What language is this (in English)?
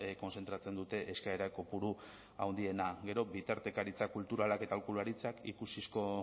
Basque